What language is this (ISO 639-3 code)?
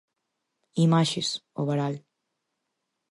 glg